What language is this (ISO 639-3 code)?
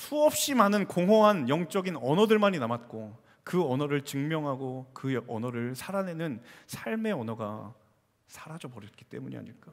kor